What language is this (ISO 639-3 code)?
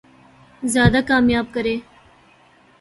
urd